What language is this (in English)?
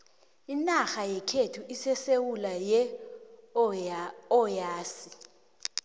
South Ndebele